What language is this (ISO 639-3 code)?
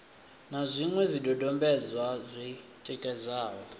ven